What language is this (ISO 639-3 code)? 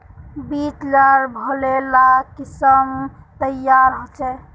mag